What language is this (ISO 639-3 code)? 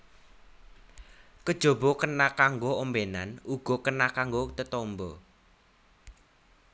jav